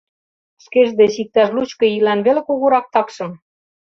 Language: Mari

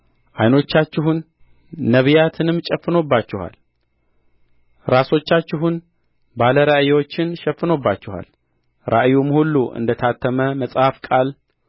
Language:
Amharic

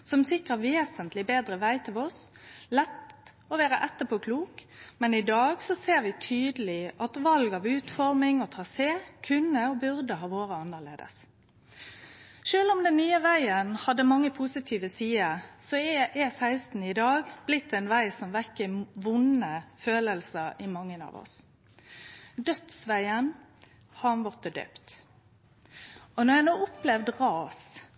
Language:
Norwegian Nynorsk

